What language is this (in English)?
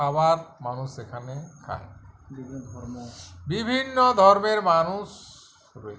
Bangla